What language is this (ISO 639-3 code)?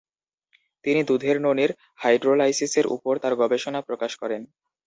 ben